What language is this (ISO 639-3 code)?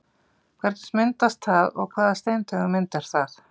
isl